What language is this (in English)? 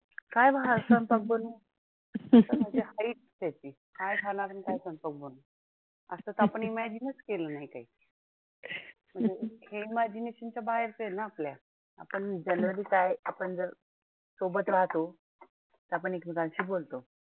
Marathi